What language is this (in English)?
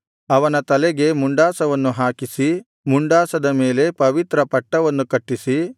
Kannada